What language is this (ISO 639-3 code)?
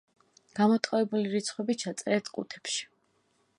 kat